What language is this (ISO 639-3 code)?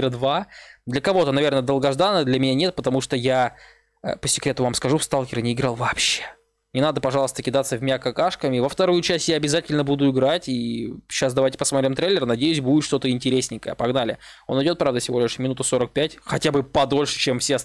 rus